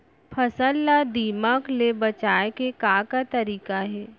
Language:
Chhattisgarhi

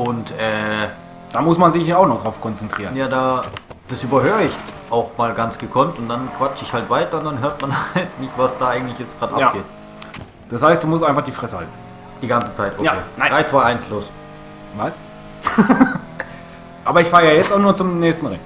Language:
German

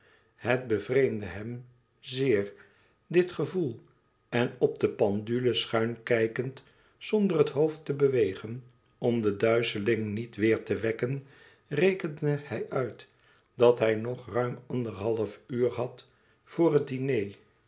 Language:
Dutch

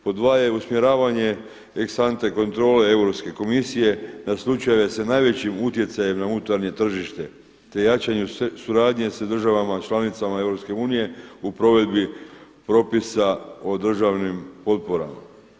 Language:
Croatian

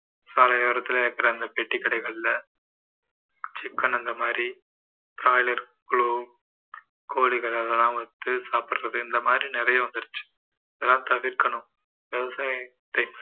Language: Tamil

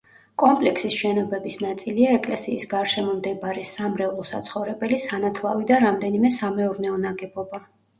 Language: Georgian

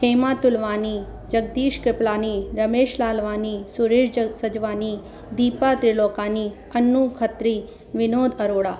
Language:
Sindhi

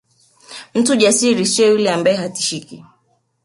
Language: Swahili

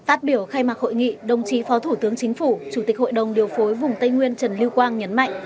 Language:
Vietnamese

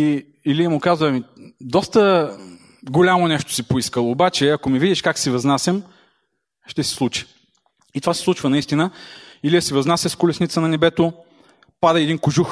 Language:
Bulgarian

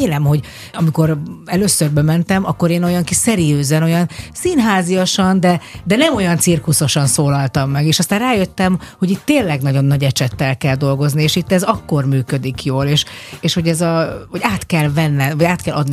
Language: Hungarian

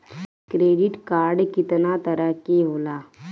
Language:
Bhojpuri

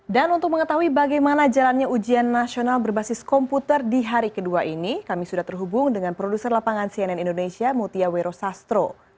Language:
Indonesian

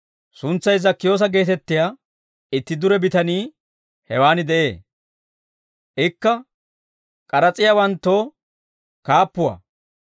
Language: Dawro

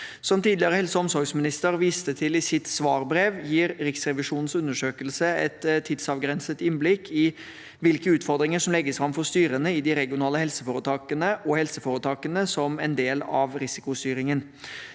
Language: Norwegian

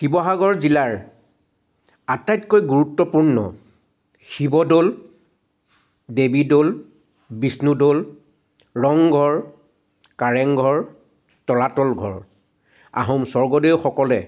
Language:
Assamese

